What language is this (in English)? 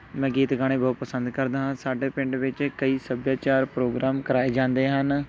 Punjabi